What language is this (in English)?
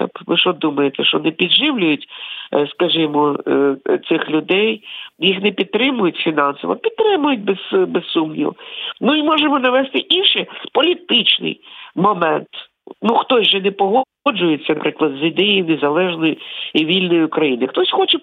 Ukrainian